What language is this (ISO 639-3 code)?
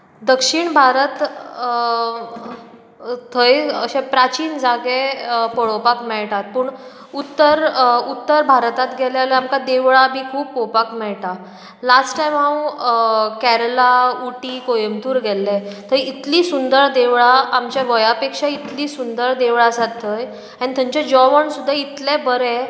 kok